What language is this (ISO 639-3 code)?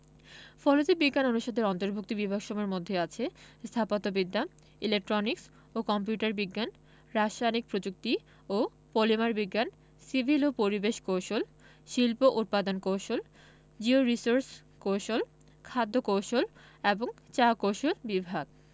ben